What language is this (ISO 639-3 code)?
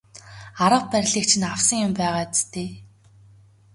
mon